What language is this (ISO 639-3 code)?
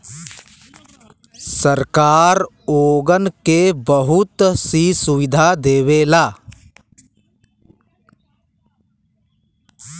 bho